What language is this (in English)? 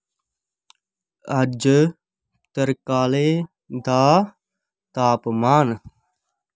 Dogri